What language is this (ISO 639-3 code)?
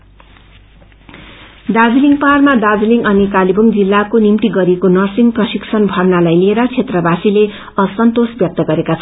nep